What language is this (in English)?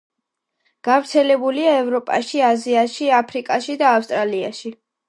Georgian